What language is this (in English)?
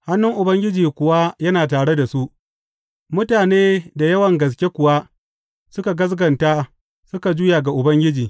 Hausa